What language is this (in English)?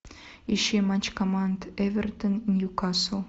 Russian